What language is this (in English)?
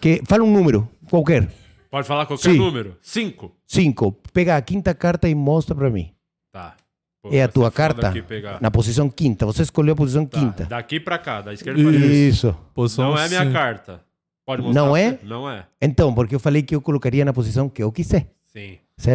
Portuguese